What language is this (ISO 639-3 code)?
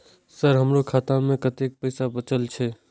mai